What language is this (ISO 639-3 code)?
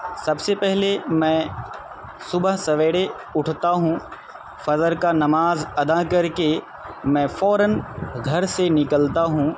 urd